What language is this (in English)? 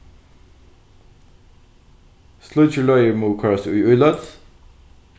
Faroese